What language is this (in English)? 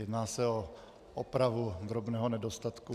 Czech